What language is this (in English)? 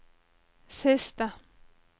Norwegian